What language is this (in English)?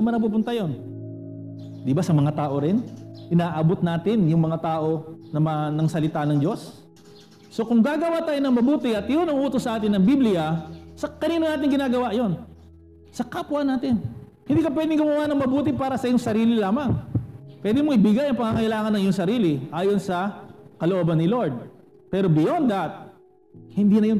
Filipino